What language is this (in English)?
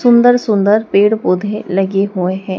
Hindi